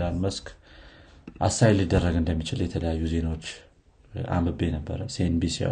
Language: Amharic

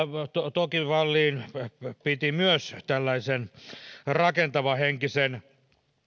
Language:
Finnish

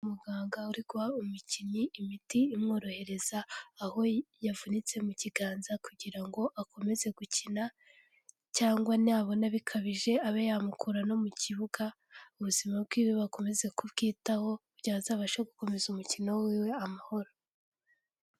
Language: Kinyarwanda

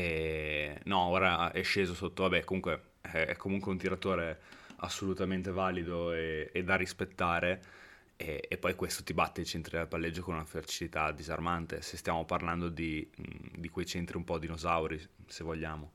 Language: Italian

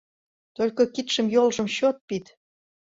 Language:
Mari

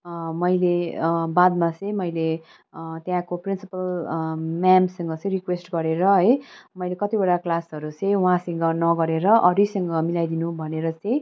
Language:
Nepali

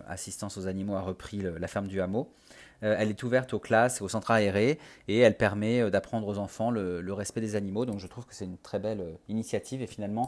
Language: French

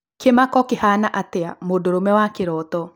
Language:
Kikuyu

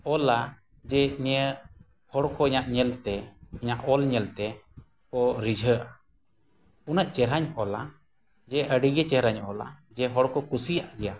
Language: Santali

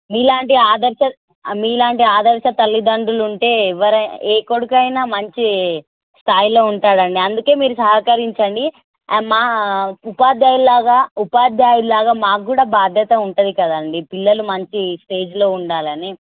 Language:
Telugu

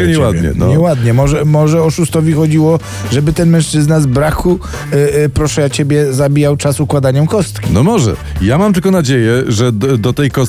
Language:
Polish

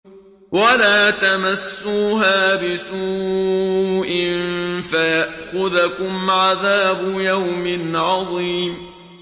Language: Arabic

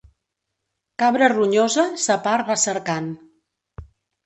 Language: Catalan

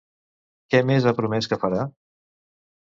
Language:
Catalan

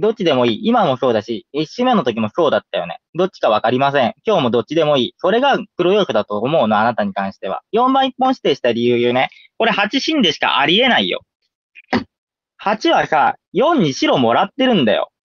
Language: Japanese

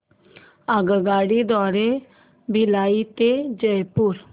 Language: Marathi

